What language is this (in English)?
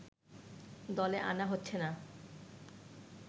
Bangla